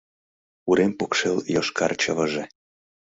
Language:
Mari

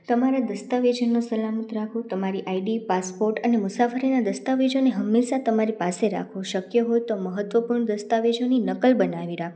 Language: Gujarati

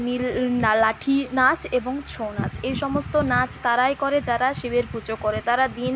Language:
Bangla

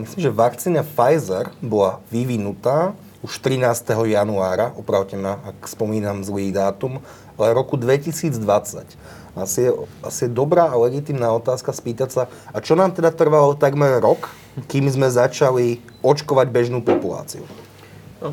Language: Slovak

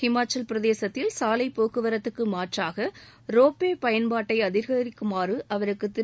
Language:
Tamil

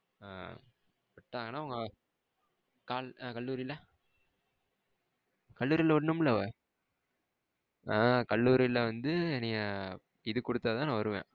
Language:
Tamil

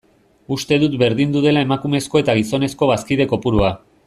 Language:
Basque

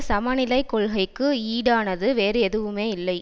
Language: Tamil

